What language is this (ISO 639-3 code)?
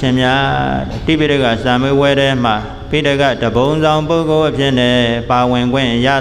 ind